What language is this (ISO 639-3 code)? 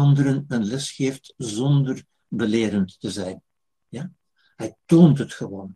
nld